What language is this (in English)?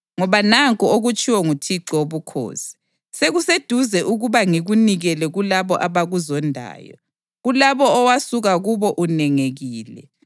North Ndebele